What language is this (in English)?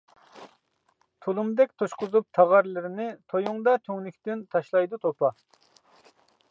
Uyghur